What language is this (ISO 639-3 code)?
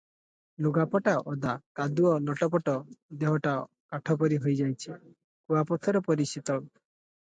ori